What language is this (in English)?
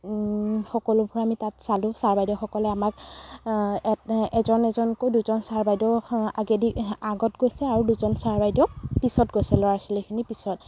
Assamese